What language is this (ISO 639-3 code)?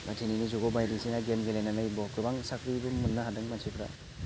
brx